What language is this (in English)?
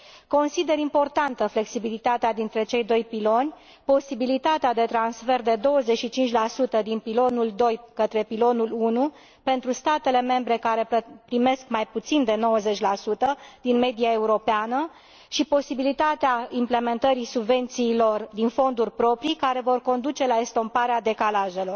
Romanian